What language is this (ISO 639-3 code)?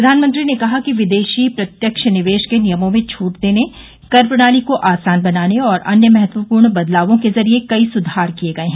hin